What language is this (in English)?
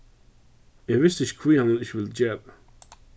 Faroese